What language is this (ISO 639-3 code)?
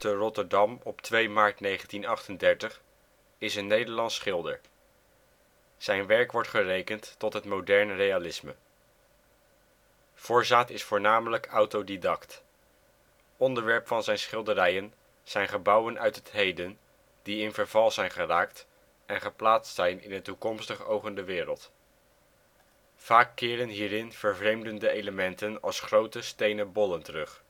nld